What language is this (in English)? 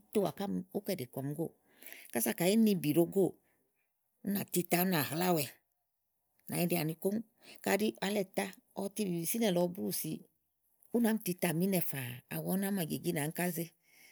Igo